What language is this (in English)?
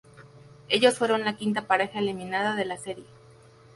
Spanish